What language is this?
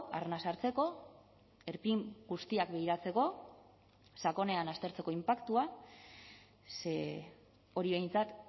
Basque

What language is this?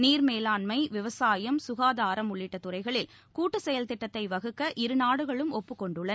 Tamil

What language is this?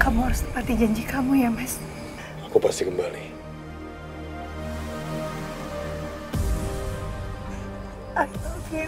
Indonesian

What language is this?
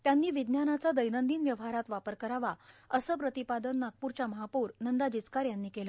Marathi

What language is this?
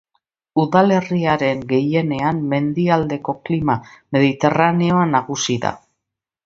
Basque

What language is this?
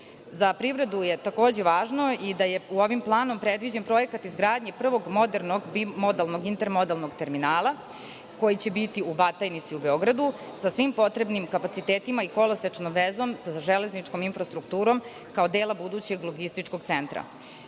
Serbian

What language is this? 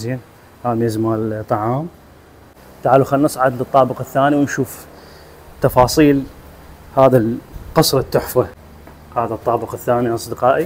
Arabic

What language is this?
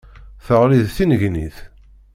Kabyle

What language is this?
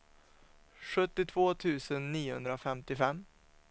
Swedish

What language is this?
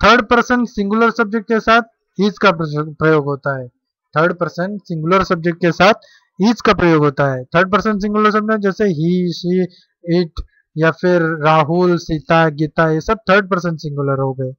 Hindi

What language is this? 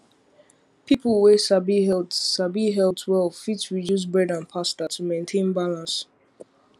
Nigerian Pidgin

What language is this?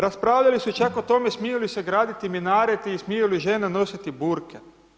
Croatian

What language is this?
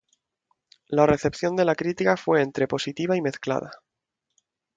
Spanish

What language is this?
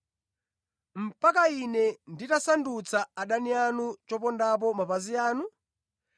Nyanja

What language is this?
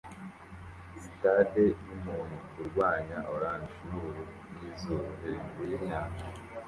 Kinyarwanda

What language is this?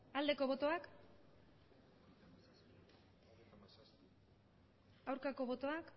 Basque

